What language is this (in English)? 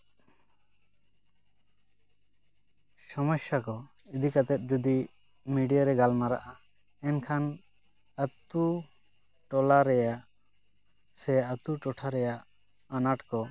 Santali